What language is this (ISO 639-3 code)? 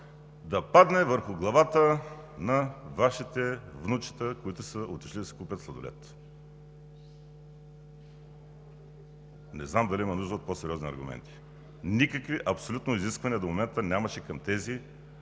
bul